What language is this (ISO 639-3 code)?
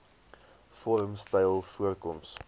afr